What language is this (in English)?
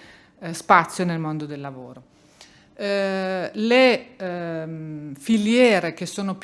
Italian